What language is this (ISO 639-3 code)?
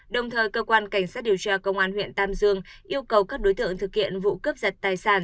vie